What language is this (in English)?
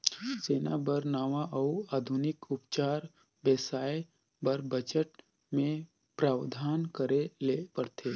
Chhattisgarhi